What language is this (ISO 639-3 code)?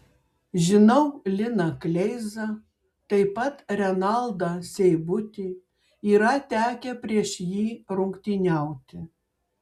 lit